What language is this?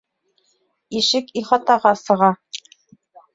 Bashkir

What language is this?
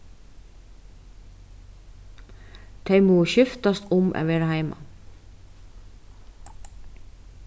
Faroese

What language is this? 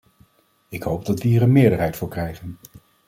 Dutch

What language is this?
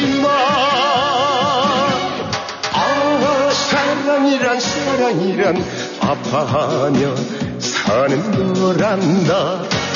Korean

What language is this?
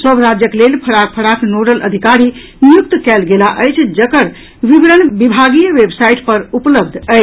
Maithili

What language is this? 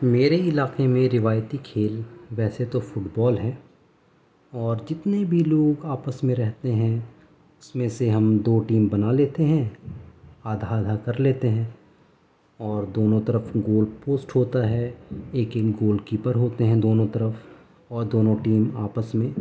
Urdu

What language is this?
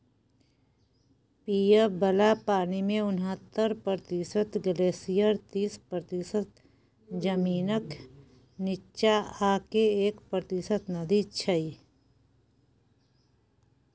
Maithili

